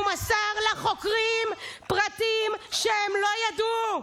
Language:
Hebrew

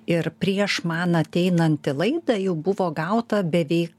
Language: Lithuanian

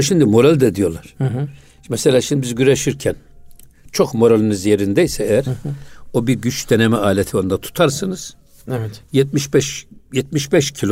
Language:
Turkish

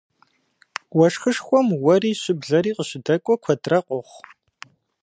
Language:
Kabardian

